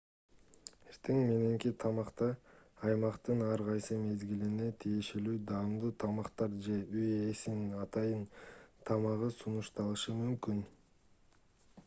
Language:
Kyrgyz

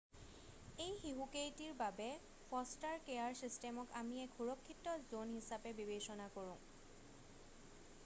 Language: Assamese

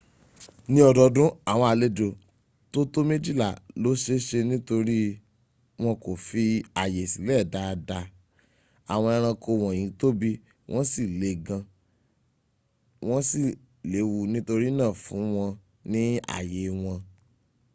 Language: Yoruba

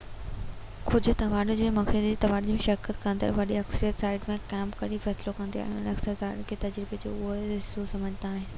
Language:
Sindhi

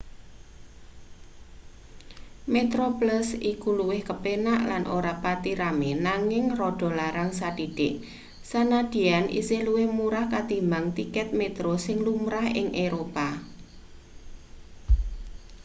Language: Javanese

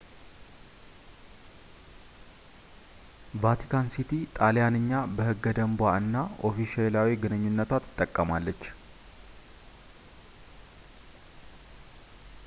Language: Amharic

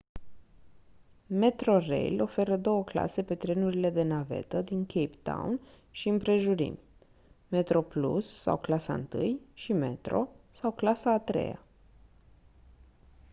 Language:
Romanian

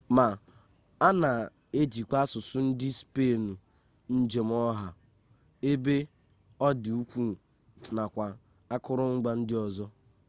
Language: Igbo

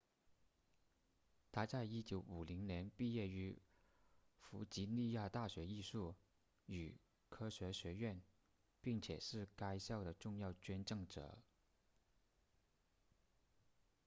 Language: Chinese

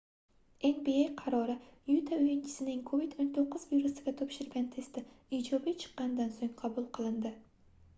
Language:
Uzbek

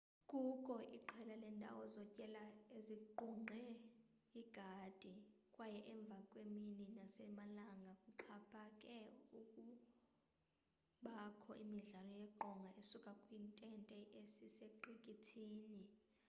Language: Xhosa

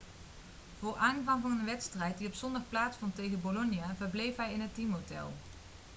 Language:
Dutch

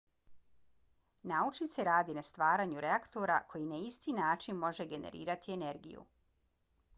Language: Bosnian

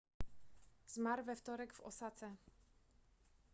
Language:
Polish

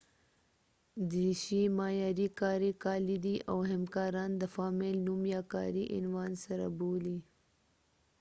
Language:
Pashto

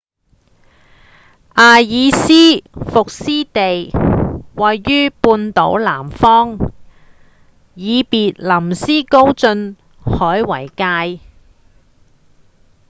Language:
Cantonese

